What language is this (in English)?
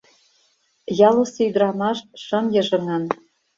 Mari